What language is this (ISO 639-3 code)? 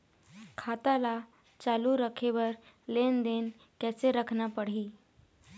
hne